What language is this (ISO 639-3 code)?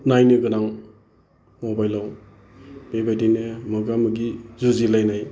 brx